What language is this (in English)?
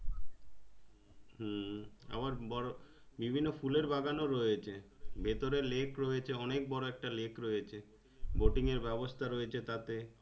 Bangla